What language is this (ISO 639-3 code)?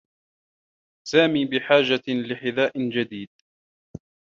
ara